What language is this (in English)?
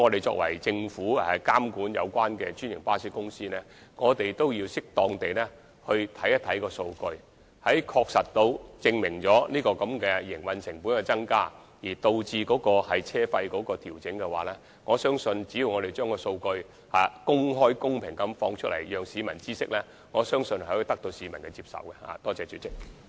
Cantonese